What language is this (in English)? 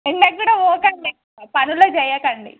Telugu